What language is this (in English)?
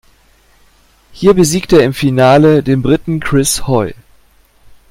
German